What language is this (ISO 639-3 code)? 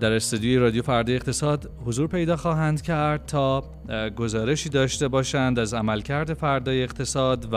fas